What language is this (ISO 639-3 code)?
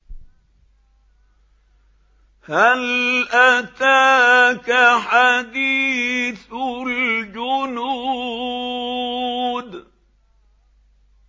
ara